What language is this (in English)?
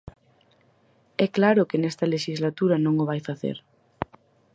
Galician